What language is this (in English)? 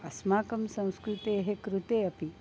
Sanskrit